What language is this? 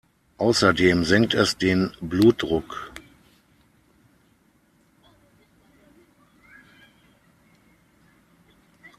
German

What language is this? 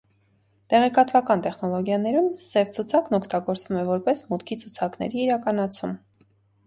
Armenian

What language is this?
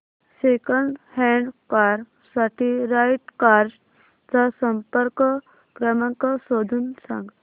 Marathi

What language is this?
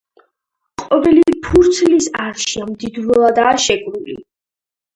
Georgian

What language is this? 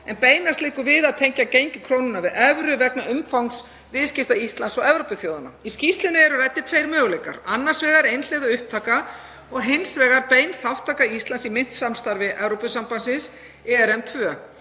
Icelandic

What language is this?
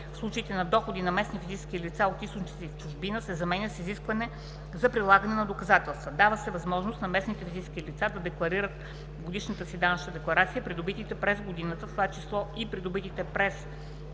Bulgarian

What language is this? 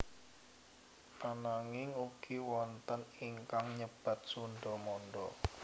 Javanese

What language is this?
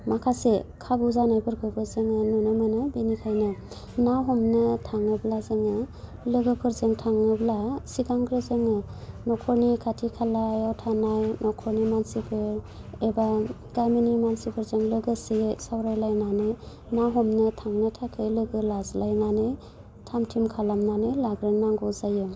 Bodo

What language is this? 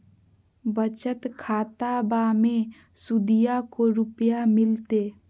Magahi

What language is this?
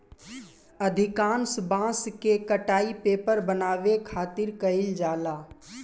Bhojpuri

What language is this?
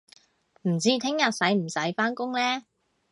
Cantonese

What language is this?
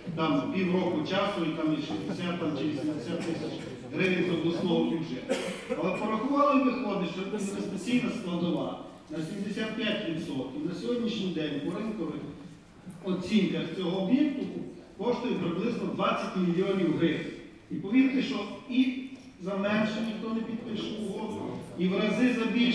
Ukrainian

